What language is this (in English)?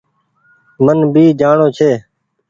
Goaria